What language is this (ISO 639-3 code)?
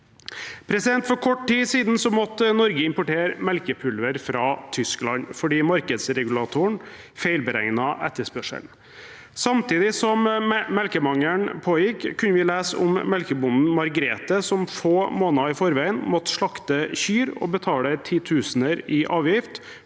nor